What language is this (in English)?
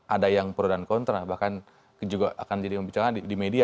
Indonesian